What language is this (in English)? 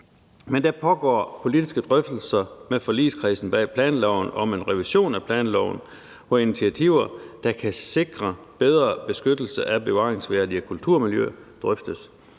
Danish